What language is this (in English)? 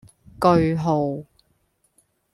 Cantonese